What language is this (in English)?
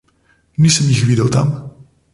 Slovenian